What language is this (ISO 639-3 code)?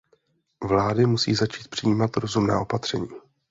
ces